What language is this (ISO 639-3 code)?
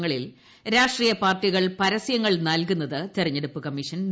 mal